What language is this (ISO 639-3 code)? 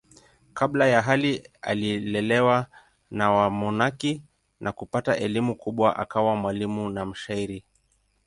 swa